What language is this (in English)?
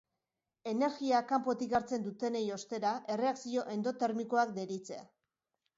Basque